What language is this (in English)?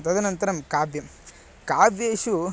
Sanskrit